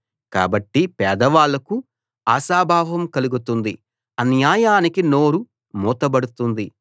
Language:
Telugu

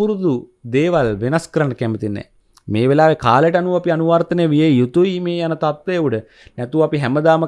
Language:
Indonesian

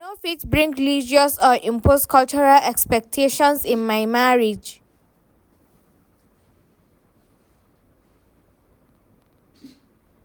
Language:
Nigerian Pidgin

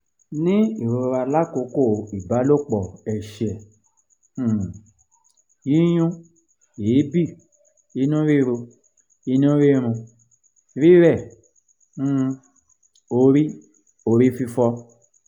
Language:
Yoruba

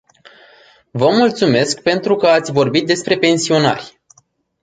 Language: Romanian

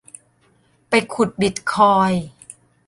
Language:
Thai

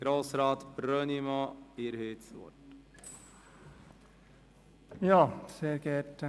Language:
Swiss German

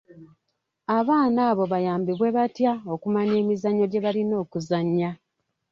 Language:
Ganda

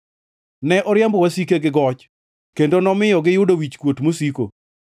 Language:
Luo (Kenya and Tanzania)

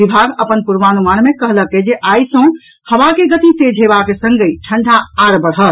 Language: Maithili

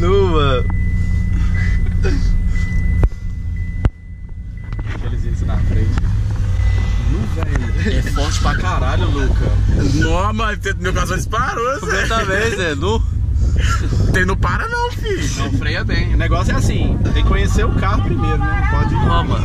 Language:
Portuguese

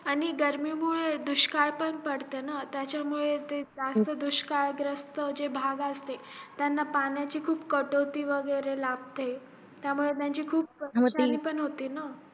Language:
Marathi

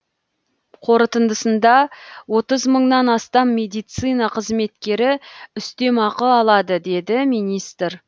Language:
Kazakh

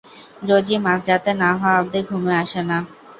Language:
Bangla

